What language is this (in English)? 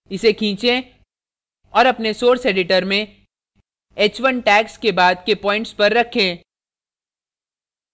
Hindi